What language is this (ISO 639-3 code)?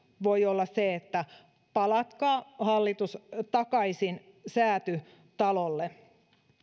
fin